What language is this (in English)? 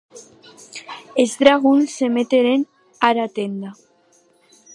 Occitan